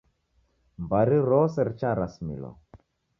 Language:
Taita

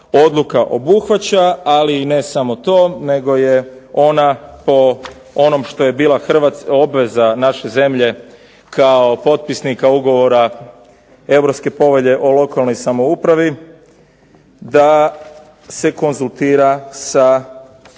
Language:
Croatian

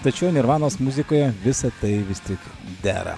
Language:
Lithuanian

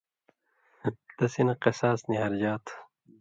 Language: Indus Kohistani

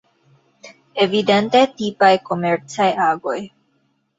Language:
Esperanto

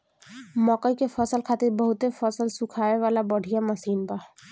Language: Bhojpuri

